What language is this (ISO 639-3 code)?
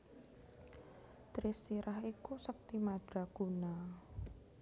jav